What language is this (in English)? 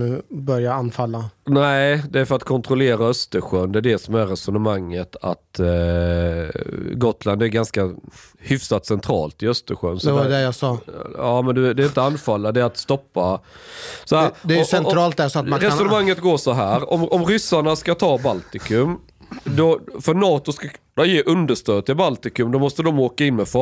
Swedish